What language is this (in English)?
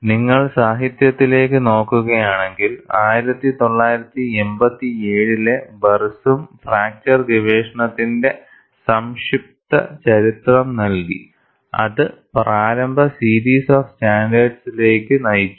Malayalam